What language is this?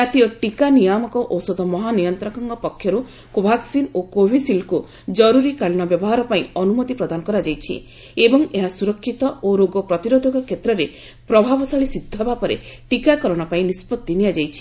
Odia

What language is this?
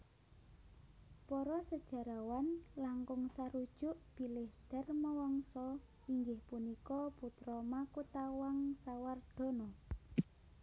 Javanese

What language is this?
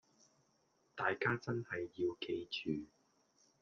Cantonese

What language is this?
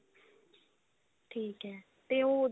Punjabi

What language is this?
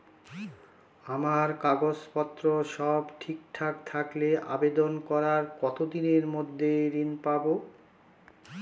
Bangla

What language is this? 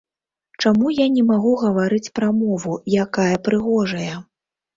Belarusian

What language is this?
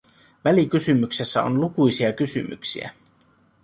Finnish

